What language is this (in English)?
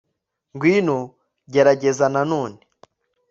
Kinyarwanda